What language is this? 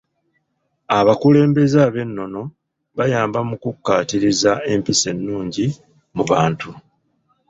Ganda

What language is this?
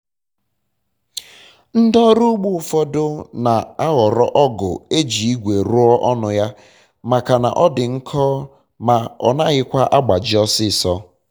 Igbo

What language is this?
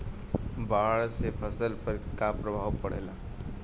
Bhojpuri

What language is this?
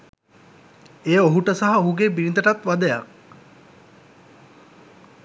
Sinhala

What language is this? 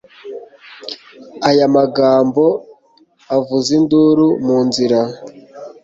Kinyarwanda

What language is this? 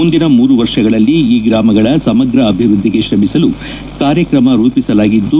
Kannada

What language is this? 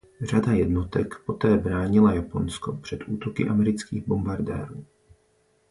Czech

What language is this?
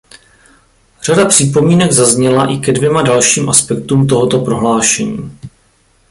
Czech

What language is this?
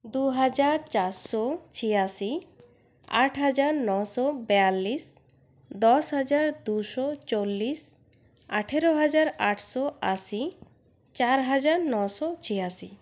Bangla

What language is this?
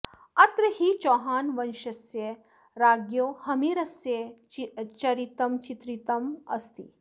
Sanskrit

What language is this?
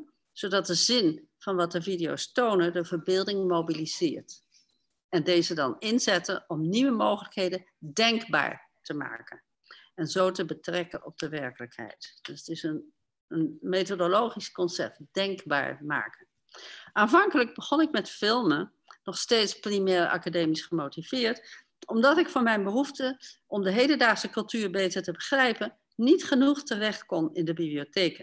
Dutch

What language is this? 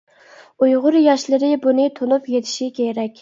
Uyghur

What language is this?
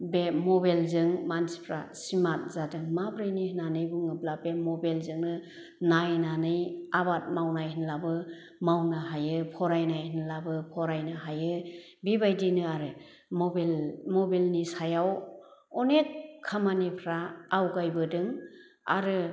Bodo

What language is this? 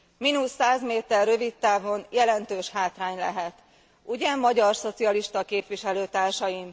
Hungarian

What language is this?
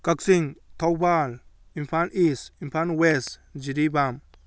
Manipuri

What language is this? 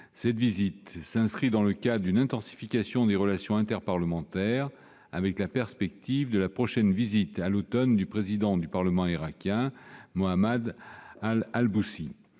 French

